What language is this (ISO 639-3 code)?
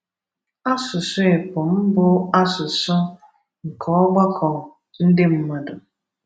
ibo